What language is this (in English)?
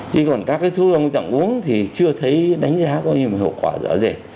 Vietnamese